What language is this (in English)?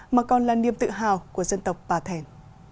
Vietnamese